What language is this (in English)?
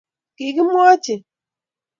Kalenjin